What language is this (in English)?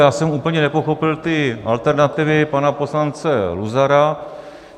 Czech